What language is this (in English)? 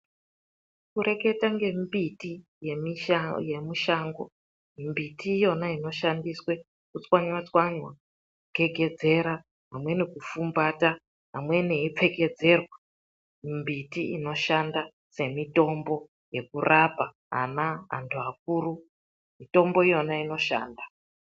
Ndau